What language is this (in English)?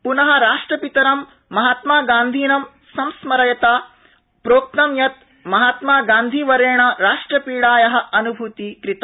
Sanskrit